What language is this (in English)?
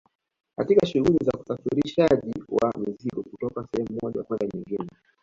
Swahili